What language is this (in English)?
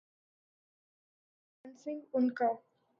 Urdu